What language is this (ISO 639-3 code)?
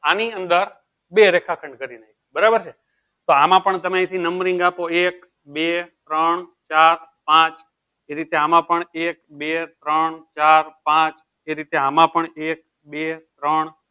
guj